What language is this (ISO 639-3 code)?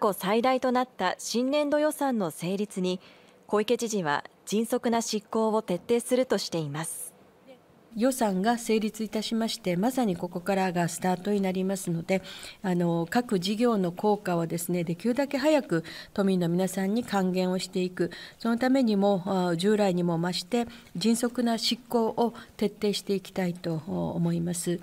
jpn